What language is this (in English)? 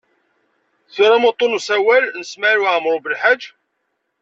Kabyle